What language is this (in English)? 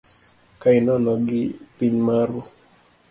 Luo (Kenya and Tanzania)